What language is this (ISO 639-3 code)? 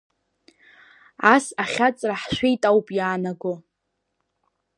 abk